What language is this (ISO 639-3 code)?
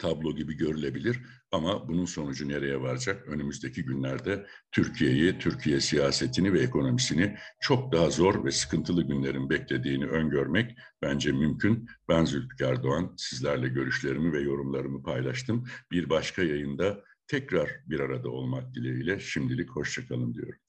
tur